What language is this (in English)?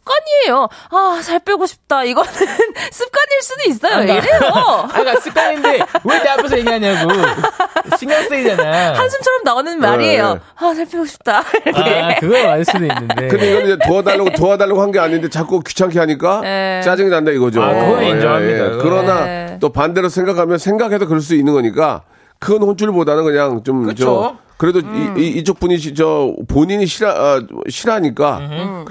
Korean